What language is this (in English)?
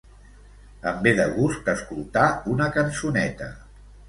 Catalan